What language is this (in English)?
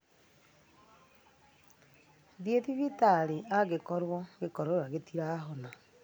Kikuyu